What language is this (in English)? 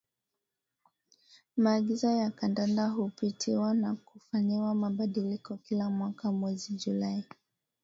Swahili